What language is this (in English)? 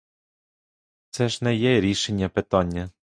Ukrainian